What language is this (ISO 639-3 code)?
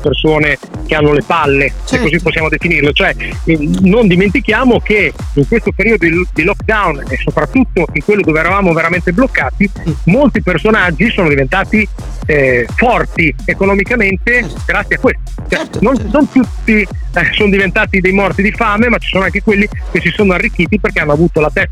ita